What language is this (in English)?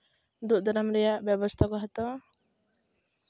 Santali